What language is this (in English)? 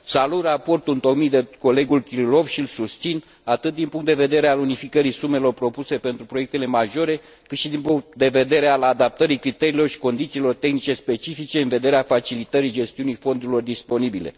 Romanian